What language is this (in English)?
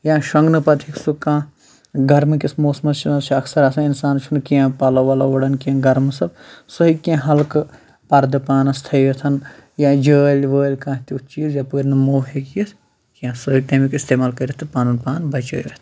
Kashmiri